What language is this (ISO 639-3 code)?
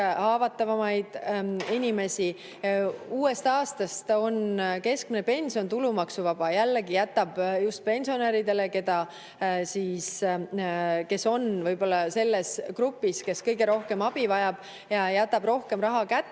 est